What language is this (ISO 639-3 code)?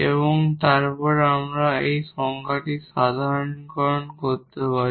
ben